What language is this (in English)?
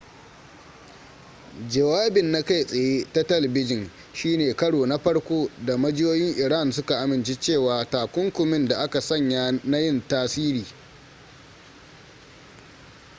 Hausa